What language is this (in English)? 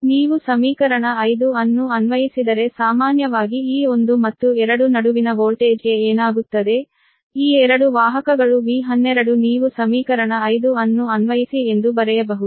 Kannada